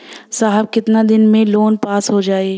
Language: Bhojpuri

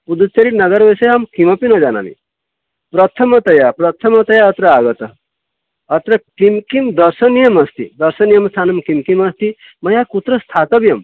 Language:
Sanskrit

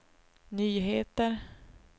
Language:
Swedish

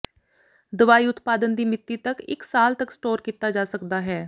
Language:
Punjabi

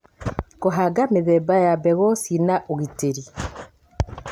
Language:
Kikuyu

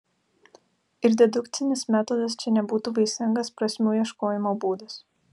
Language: Lithuanian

